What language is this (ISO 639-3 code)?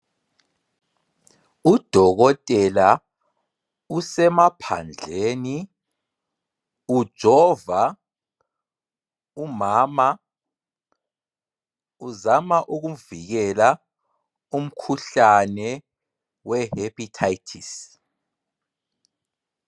nde